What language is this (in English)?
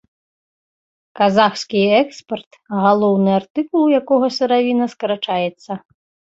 Belarusian